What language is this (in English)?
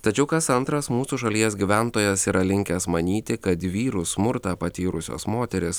Lithuanian